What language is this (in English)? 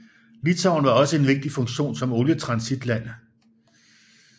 Danish